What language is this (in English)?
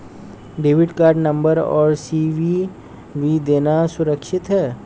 Hindi